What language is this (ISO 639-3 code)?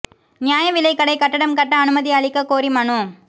tam